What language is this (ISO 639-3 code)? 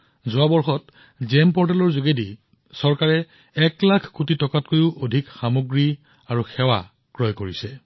asm